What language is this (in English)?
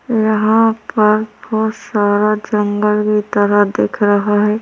Hindi